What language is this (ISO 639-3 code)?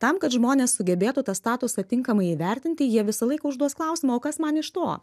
lit